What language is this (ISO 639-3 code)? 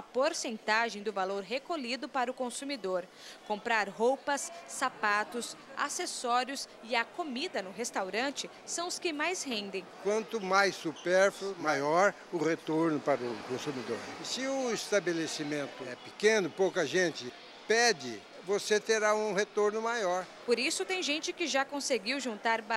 por